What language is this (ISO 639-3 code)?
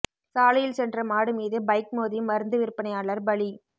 tam